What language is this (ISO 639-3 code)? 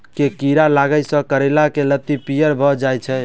mai